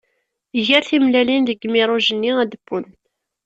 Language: Kabyle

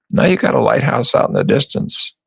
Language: English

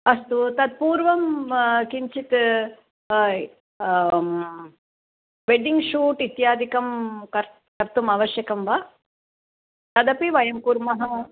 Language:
Sanskrit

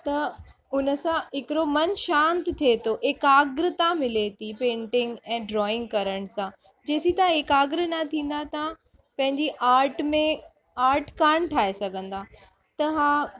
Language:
Sindhi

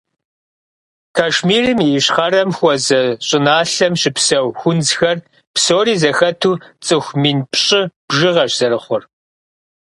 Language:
Kabardian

